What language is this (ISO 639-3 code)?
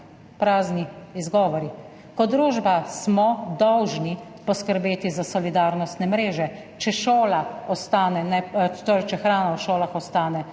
slv